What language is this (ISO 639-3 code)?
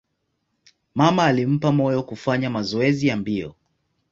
swa